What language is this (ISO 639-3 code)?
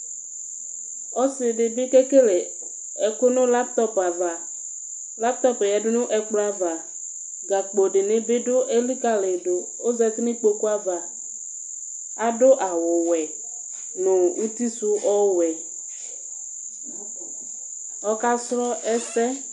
kpo